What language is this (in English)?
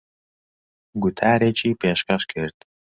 Central Kurdish